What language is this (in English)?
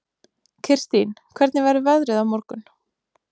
Icelandic